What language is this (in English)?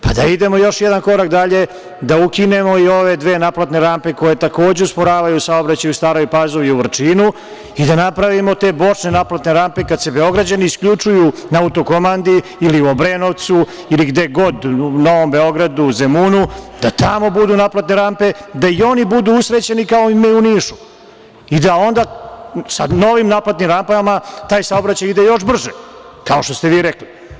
Serbian